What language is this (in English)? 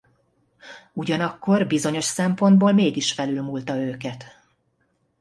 Hungarian